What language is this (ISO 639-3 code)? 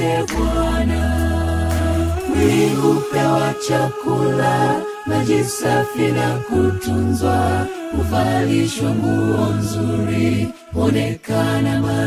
swa